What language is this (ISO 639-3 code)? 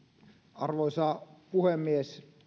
fin